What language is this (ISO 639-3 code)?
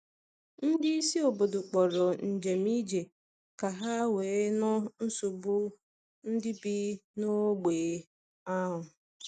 ibo